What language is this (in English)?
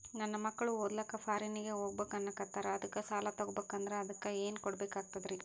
Kannada